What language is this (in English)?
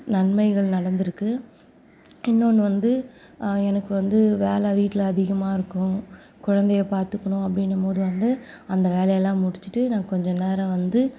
Tamil